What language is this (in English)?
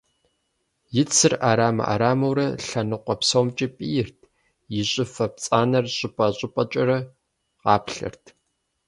Kabardian